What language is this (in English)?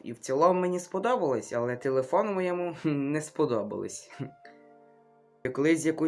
Ukrainian